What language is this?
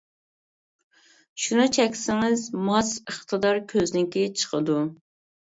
Uyghur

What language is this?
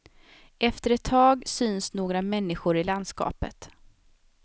Swedish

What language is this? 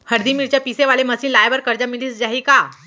Chhattisgarhi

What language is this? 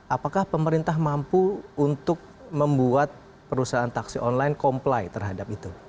Indonesian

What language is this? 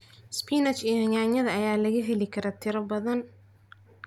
Somali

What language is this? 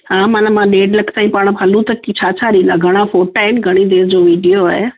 Sindhi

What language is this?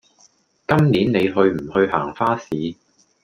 Cantonese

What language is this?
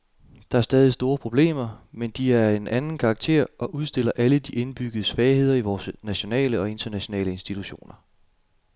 Danish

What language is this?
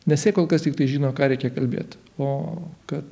Lithuanian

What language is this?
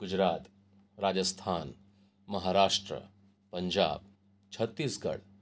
Gujarati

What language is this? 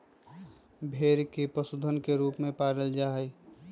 Magahi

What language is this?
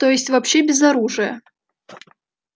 Russian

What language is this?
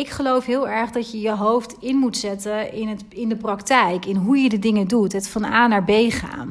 Dutch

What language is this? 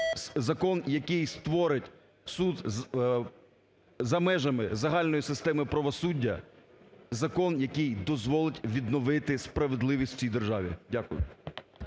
Ukrainian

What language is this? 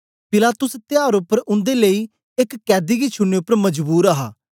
Dogri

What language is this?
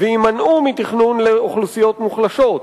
Hebrew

